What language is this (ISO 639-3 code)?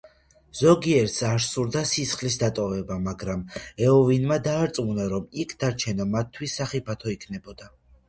kat